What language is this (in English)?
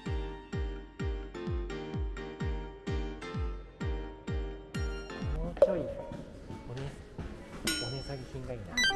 Japanese